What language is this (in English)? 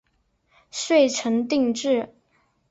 Chinese